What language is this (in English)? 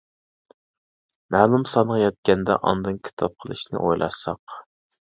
Uyghur